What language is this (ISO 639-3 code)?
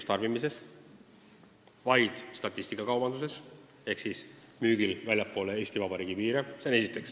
est